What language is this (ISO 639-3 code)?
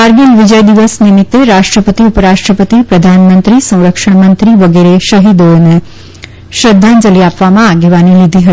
guj